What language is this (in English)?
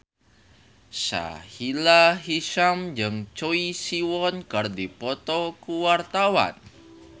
Sundanese